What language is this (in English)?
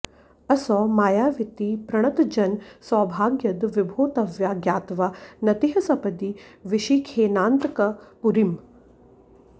Sanskrit